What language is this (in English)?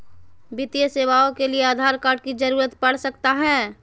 Magahi